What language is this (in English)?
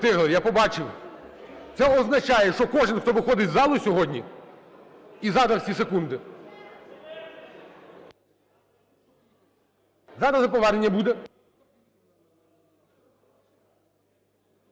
Ukrainian